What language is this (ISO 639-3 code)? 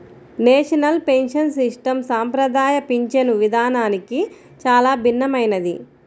tel